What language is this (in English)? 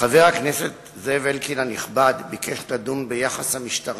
Hebrew